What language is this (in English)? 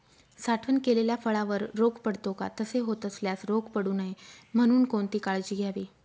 Marathi